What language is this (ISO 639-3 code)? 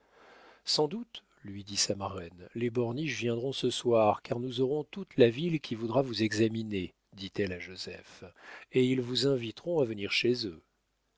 fra